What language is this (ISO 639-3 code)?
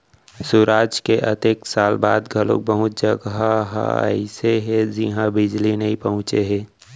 hne